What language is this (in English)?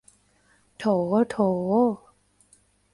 Thai